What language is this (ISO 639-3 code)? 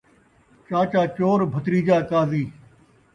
skr